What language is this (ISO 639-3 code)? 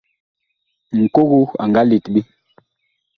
bkh